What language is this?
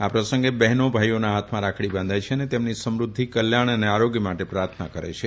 Gujarati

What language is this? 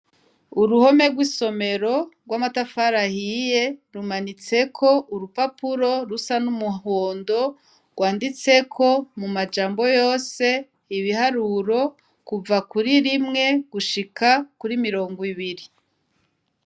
Rundi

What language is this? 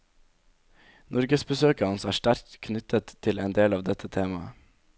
Norwegian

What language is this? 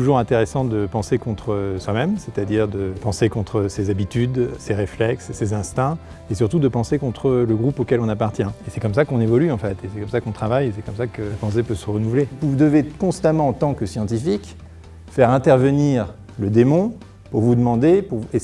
French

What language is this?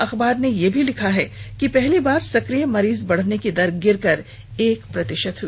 Hindi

